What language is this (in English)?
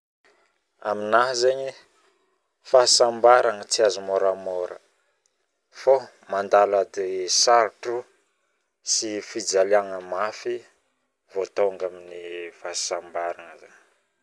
Northern Betsimisaraka Malagasy